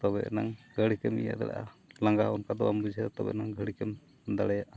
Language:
Santali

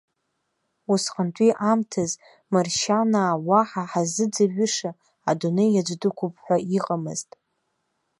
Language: Abkhazian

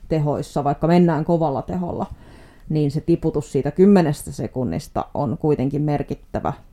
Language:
Finnish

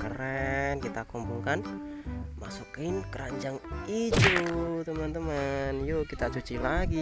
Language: Indonesian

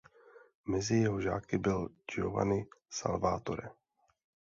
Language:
Czech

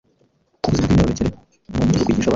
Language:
Kinyarwanda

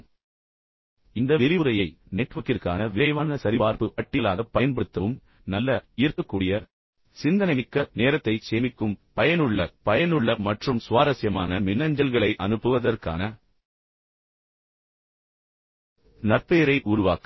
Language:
Tamil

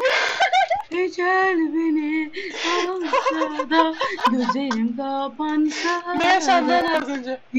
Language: Turkish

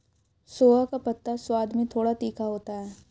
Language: Hindi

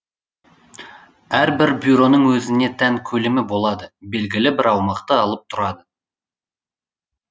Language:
Kazakh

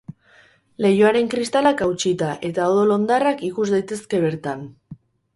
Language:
Basque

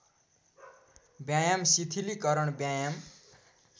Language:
Nepali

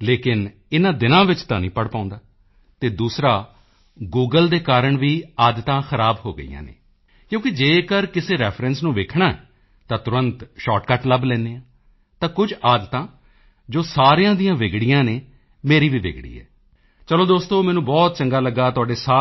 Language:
Punjabi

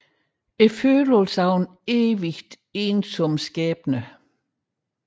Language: Danish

